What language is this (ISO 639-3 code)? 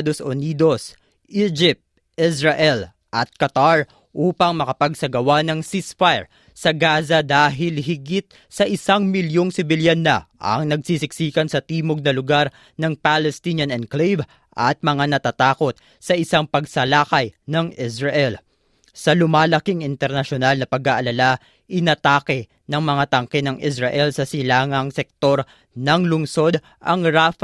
fil